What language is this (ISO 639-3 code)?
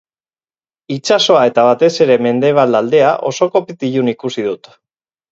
eus